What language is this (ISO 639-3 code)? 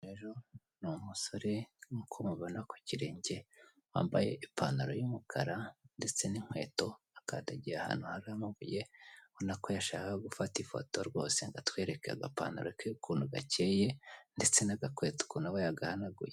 kin